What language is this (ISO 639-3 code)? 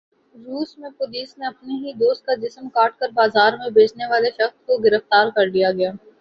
urd